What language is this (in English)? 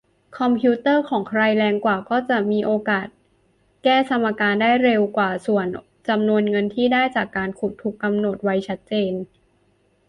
Thai